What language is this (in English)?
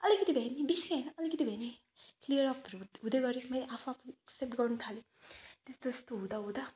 Nepali